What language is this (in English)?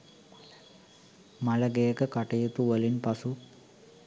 Sinhala